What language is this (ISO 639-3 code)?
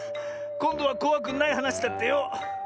jpn